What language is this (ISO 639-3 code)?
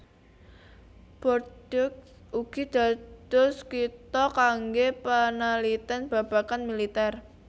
jav